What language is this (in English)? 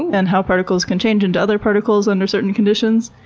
English